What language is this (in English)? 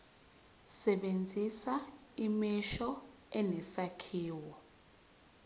Zulu